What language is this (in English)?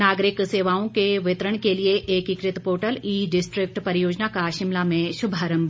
Hindi